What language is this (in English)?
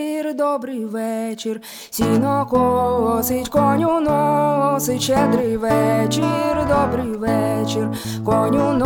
Ukrainian